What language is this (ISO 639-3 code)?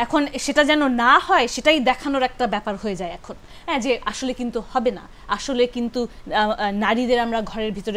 ben